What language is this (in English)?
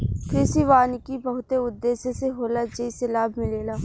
Bhojpuri